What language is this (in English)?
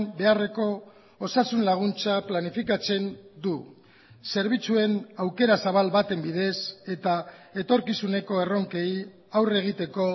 Basque